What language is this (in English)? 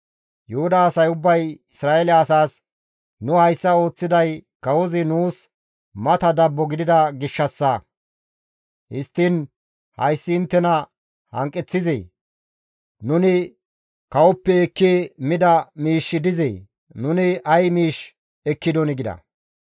Gamo